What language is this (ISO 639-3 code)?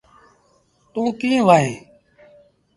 sbn